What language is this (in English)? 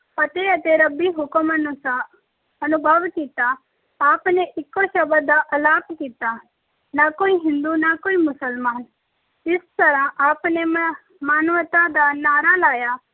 Punjabi